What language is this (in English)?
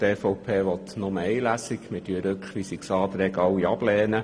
Swiss German